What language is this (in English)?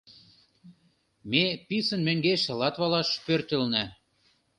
Mari